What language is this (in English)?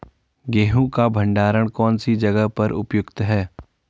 Hindi